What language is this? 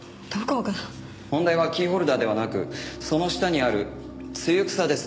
Japanese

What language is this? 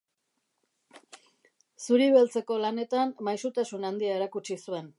Basque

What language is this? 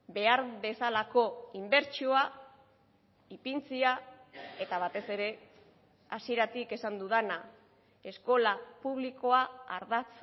Basque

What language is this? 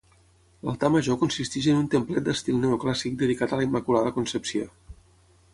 Catalan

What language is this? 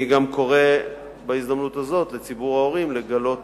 Hebrew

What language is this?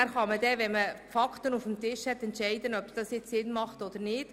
Swiss German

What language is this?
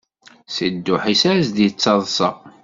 Kabyle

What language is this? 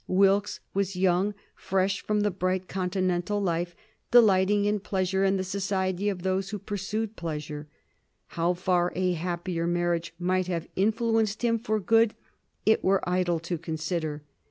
English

